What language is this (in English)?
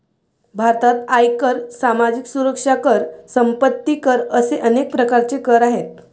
Marathi